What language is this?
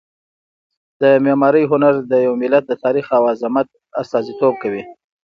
Pashto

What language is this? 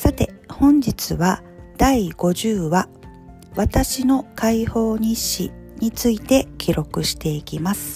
Japanese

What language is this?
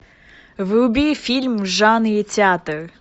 Russian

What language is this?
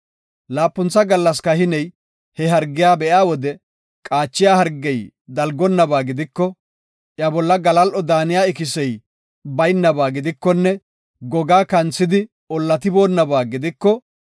Gofa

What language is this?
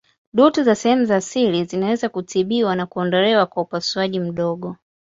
Swahili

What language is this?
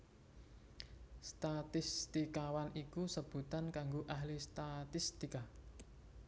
Javanese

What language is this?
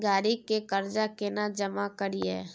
Maithili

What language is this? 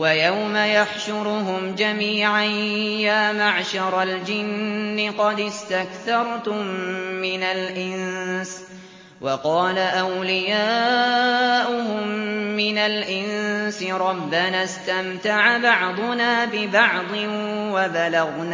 Arabic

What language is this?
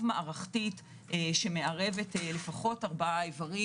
Hebrew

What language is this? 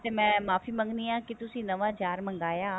Punjabi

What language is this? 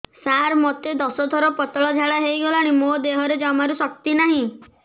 Odia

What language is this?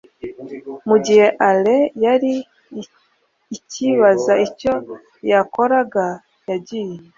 Kinyarwanda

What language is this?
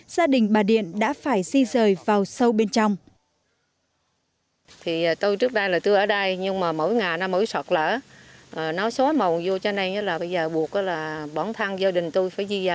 Vietnamese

